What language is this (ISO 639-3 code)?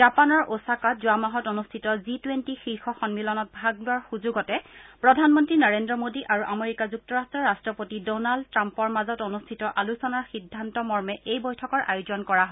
asm